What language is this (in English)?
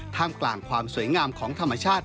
Thai